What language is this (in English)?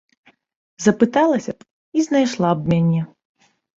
Belarusian